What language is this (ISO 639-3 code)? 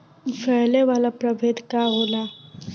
bho